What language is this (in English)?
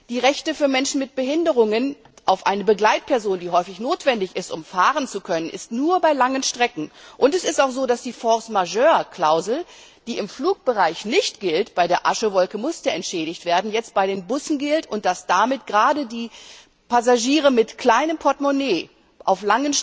German